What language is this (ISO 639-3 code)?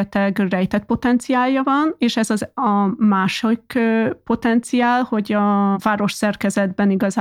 hun